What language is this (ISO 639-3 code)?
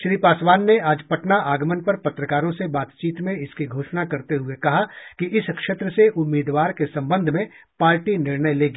hin